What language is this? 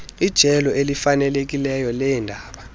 Xhosa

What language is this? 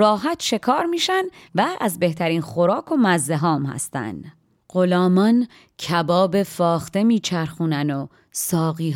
Persian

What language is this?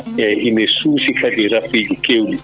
Fula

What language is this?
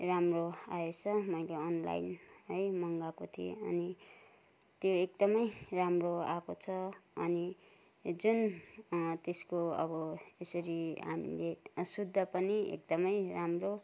Nepali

